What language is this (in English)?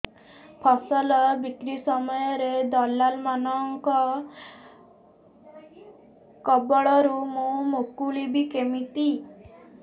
Odia